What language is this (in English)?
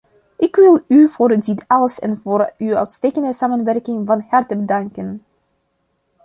Dutch